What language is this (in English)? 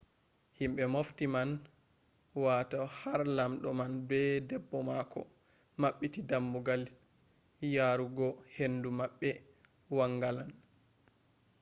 Fula